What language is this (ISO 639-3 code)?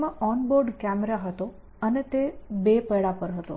guj